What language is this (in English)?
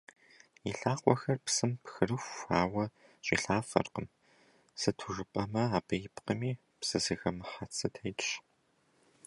Kabardian